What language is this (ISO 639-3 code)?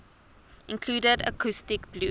eng